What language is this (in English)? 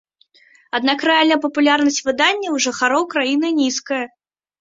Belarusian